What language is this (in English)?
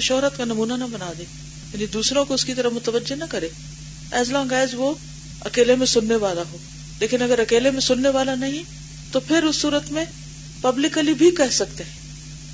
Urdu